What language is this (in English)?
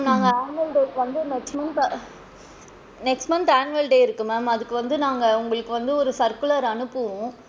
Tamil